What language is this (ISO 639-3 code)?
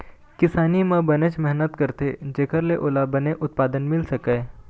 hne